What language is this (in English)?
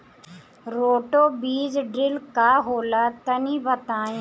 Bhojpuri